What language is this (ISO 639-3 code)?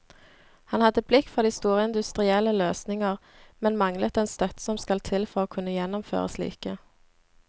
nor